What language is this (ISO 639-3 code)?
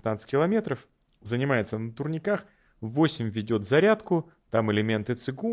rus